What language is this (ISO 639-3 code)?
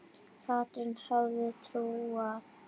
isl